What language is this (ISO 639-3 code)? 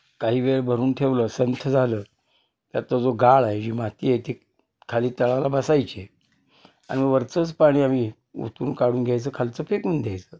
mar